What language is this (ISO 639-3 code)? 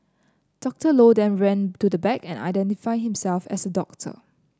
eng